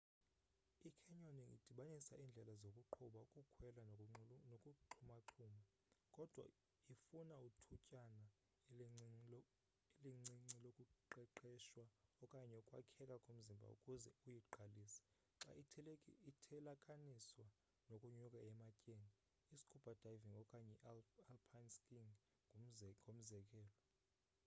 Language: Xhosa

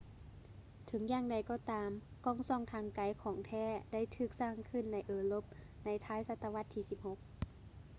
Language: Lao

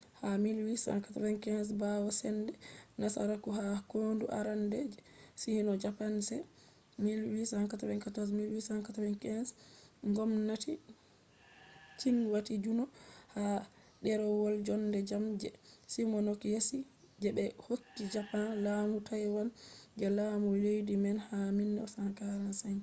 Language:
Fula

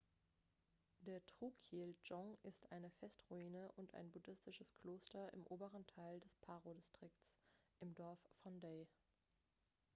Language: German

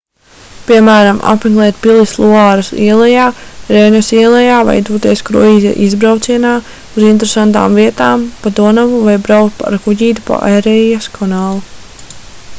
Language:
Latvian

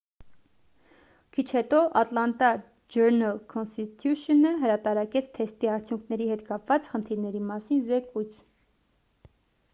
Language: Armenian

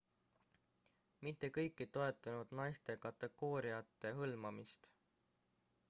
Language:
Estonian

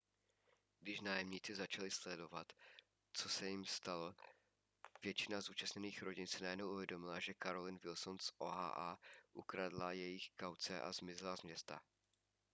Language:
Czech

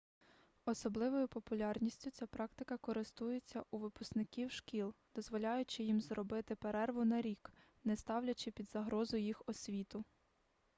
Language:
Ukrainian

